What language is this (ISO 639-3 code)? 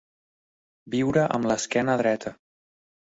cat